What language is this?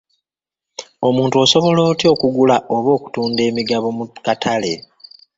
Ganda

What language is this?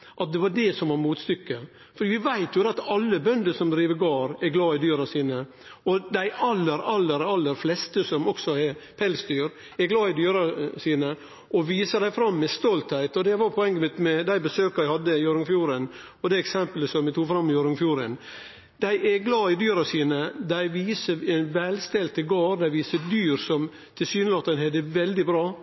Norwegian Nynorsk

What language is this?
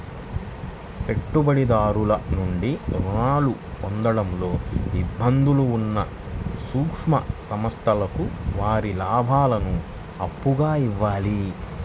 Telugu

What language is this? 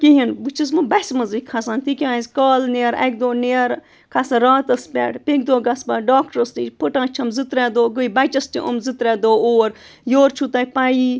Kashmiri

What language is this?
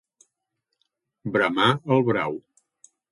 Catalan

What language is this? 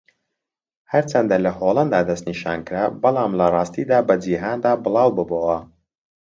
Central Kurdish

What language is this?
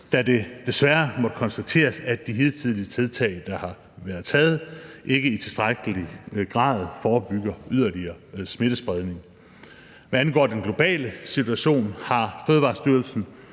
Danish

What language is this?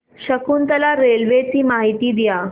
Marathi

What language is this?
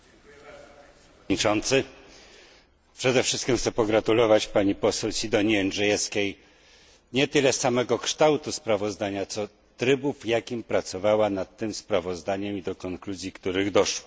Polish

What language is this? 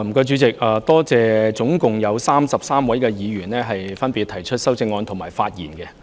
Cantonese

